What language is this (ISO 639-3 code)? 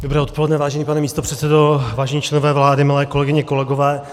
ces